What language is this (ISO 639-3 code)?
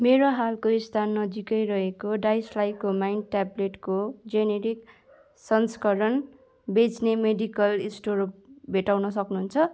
nep